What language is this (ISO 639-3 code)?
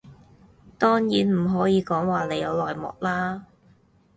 yue